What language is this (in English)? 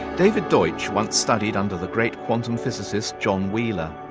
English